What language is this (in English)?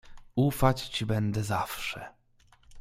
Polish